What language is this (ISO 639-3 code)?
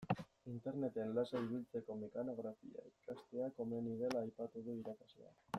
eus